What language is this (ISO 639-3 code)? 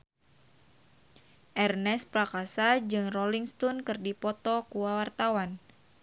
sun